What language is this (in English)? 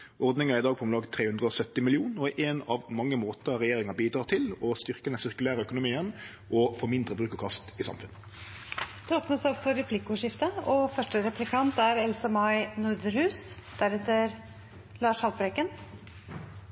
Norwegian